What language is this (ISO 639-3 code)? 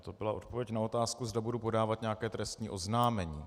ces